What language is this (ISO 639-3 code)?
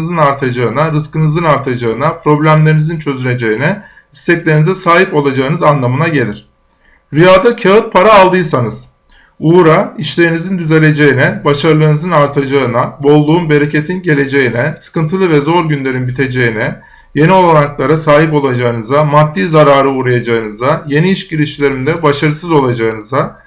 tur